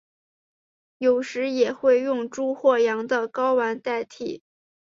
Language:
Chinese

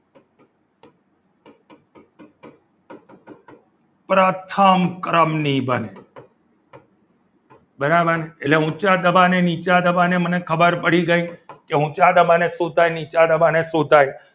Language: Gujarati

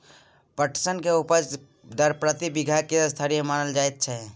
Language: Maithili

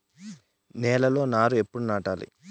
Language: Telugu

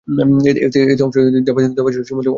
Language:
Bangla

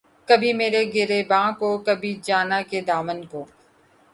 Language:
Urdu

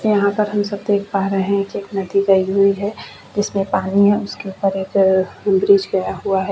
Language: Hindi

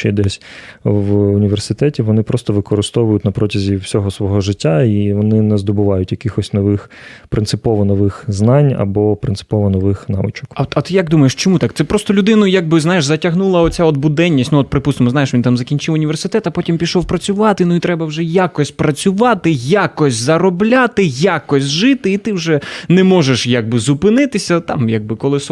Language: Ukrainian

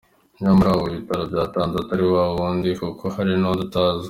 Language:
Kinyarwanda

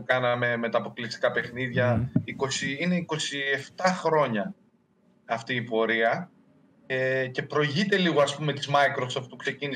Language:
Greek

